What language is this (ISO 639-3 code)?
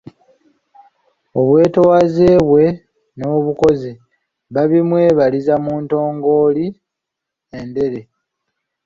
lug